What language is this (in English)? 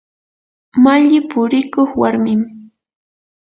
Yanahuanca Pasco Quechua